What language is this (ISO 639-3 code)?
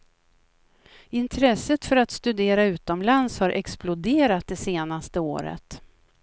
swe